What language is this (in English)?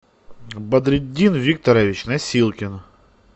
Russian